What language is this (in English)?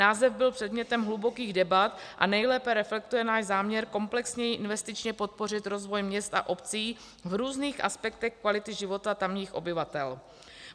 Czech